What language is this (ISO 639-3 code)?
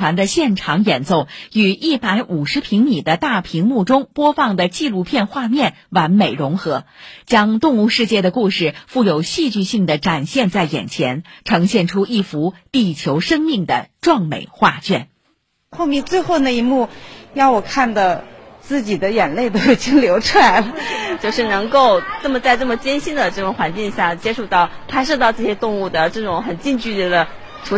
zho